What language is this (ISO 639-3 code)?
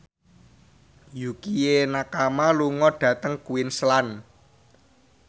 jav